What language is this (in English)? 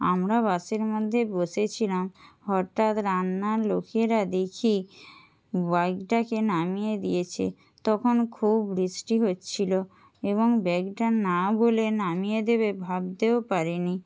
Bangla